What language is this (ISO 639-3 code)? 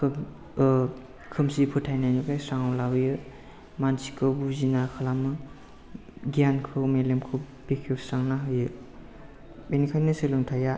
brx